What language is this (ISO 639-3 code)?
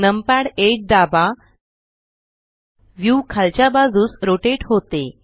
mar